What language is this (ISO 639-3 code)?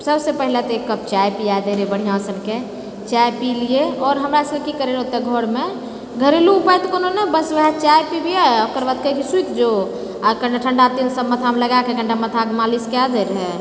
mai